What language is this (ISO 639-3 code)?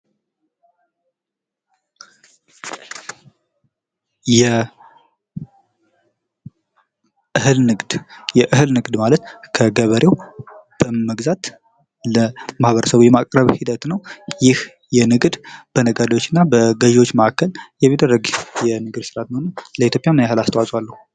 amh